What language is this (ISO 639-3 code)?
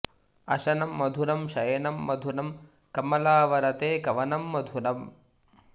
san